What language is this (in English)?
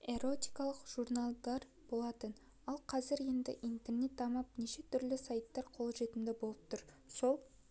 Kazakh